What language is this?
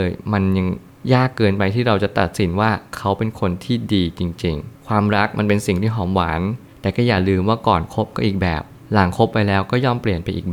Thai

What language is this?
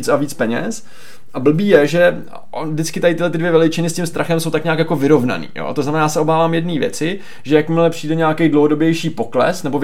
Czech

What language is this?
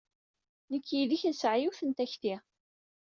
Kabyle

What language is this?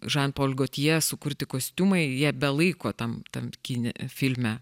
Lithuanian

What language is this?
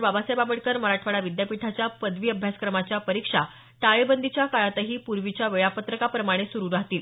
Marathi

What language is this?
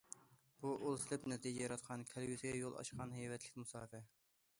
Uyghur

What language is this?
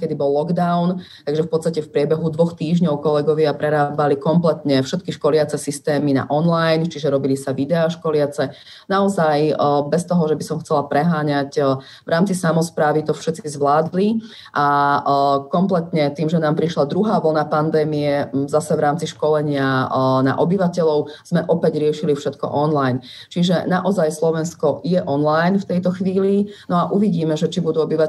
Slovak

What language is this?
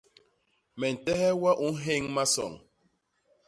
Basaa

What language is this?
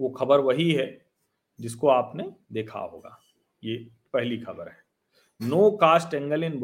Hindi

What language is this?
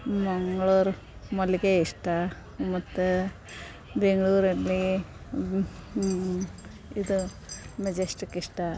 Kannada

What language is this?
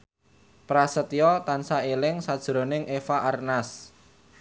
Javanese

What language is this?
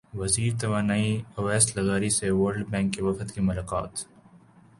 Urdu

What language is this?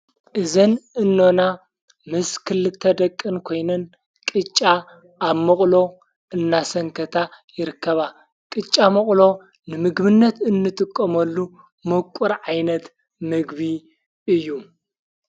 Tigrinya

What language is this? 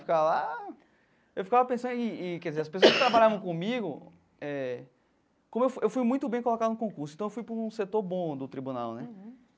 Portuguese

